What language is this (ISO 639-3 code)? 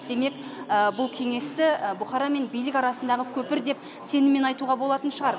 kaz